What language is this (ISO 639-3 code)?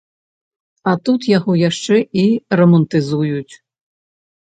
bel